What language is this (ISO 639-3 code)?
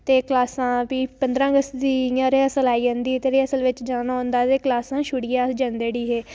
doi